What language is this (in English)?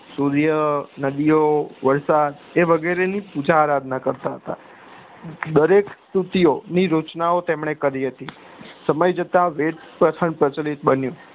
Gujarati